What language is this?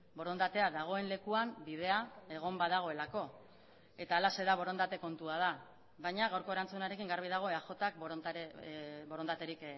Basque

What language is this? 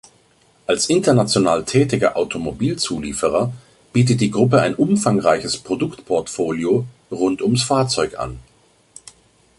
German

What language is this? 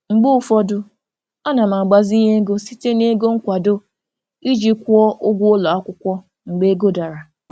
Igbo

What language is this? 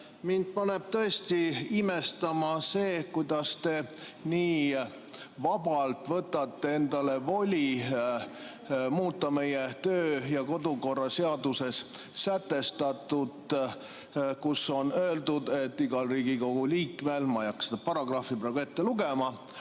Estonian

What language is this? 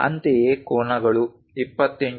Kannada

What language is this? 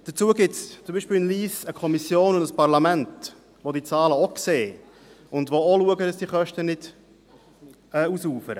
Swiss German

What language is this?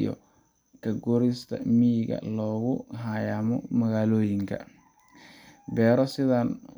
Somali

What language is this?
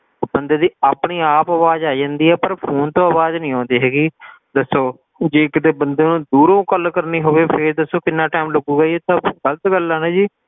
Punjabi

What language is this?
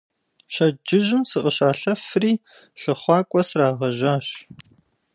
Kabardian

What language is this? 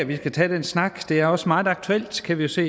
Danish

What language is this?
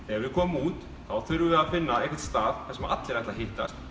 Icelandic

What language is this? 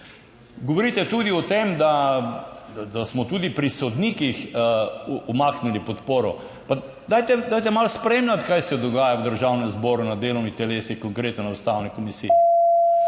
Slovenian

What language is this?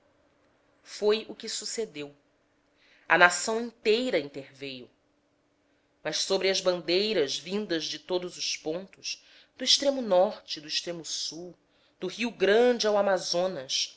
Portuguese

